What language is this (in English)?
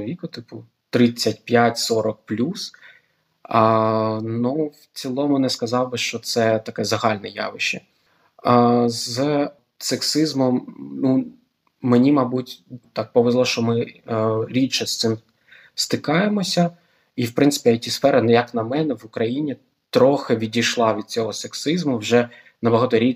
Ukrainian